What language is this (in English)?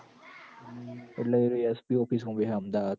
Gujarati